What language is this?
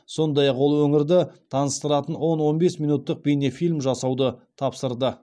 Kazakh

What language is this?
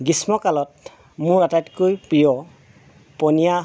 Assamese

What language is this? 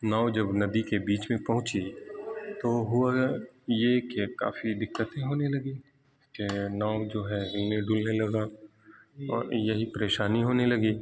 Urdu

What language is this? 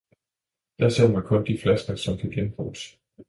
Danish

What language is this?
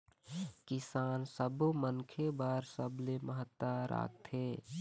Chhattisgarhi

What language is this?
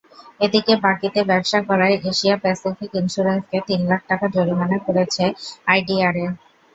Bangla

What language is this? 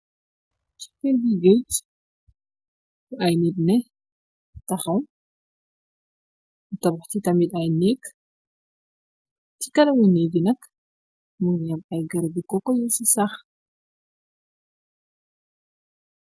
Wolof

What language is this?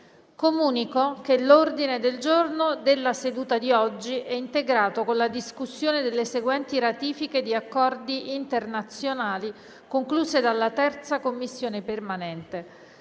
Italian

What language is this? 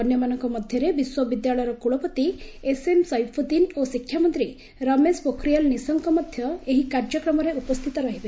Odia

